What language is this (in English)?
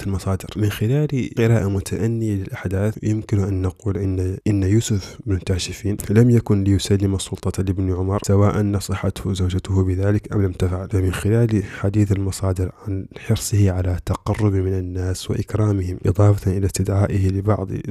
Arabic